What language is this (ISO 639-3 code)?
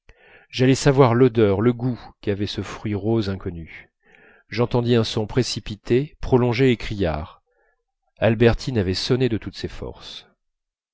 fra